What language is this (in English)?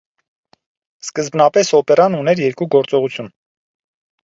Armenian